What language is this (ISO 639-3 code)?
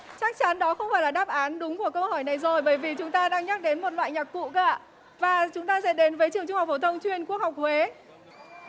vie